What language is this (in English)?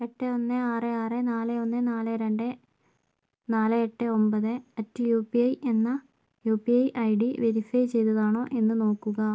Malayalam